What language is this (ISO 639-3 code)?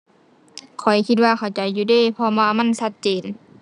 tha